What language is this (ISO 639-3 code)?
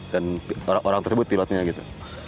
ind